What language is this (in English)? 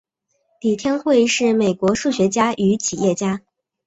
Chinese